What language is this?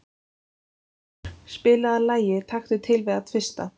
Icelandic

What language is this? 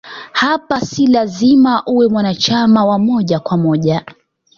Swahili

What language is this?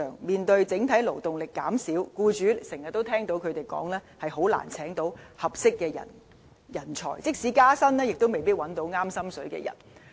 Cantonese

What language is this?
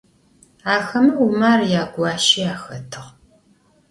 Adyghe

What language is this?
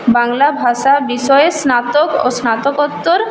Bangla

